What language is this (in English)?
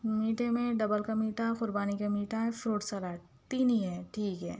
Urdu